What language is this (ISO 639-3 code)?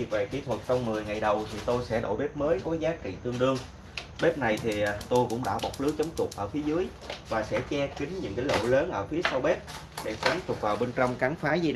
vie